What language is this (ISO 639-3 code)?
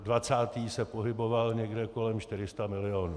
ces